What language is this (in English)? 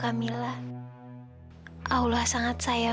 Indonesian